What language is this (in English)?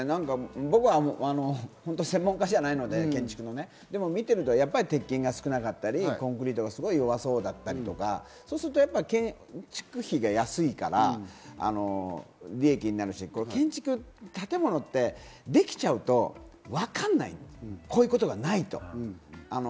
Japanese